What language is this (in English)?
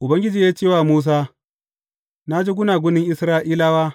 Hausa